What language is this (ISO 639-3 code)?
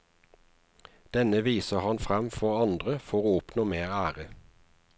nor